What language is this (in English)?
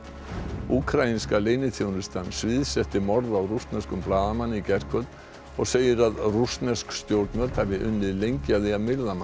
Icelandic